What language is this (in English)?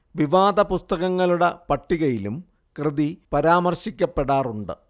Malayalam